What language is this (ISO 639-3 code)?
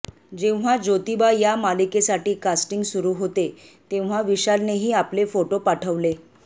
mar